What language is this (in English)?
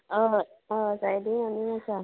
Konkani